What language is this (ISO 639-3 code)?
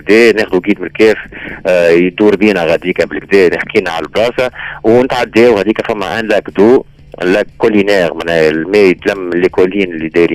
ara